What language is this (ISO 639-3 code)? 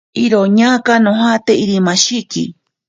prq